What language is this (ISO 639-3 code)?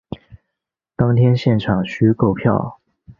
zho